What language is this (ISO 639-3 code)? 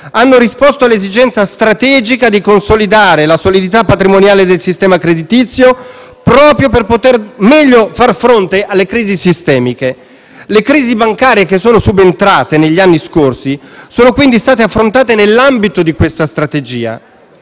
ita